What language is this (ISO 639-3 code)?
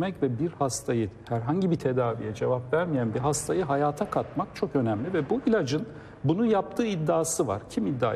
tur